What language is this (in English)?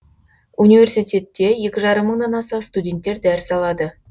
Kazakh